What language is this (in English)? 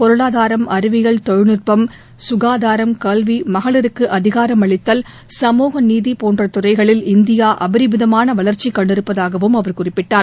Tamil